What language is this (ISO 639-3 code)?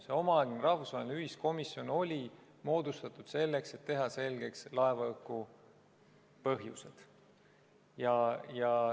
est